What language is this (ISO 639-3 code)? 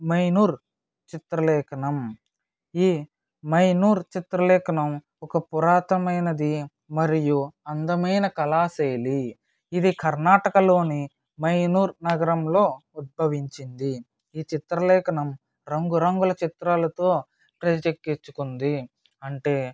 tel